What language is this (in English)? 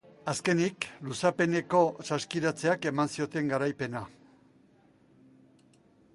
Basque